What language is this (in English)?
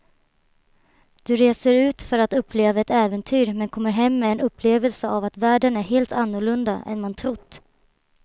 Swedish